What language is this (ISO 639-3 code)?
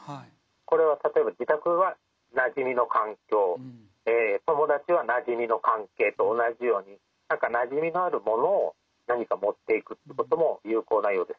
jpn